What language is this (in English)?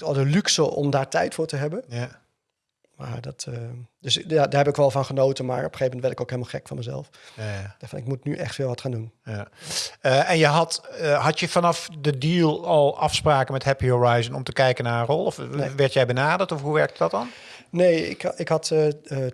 Dutch